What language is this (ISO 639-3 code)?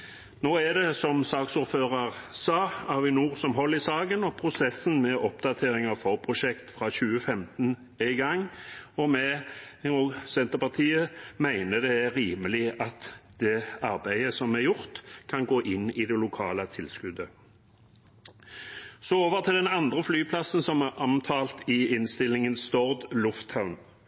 nob